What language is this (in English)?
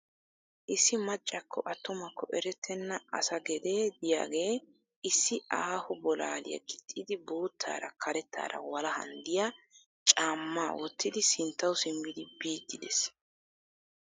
Wolaytta